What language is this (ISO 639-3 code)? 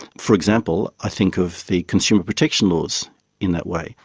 eng